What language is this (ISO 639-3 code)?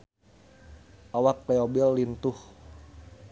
sun